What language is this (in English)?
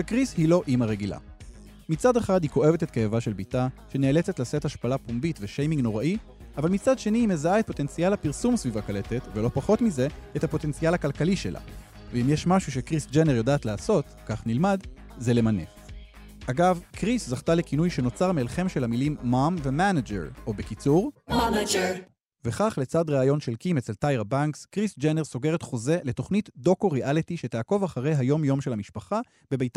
Hebrew